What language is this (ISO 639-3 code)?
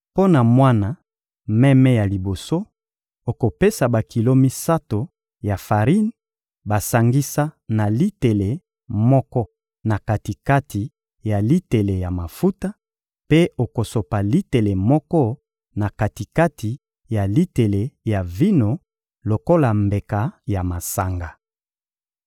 lin